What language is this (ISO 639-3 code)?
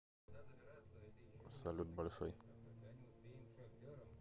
rus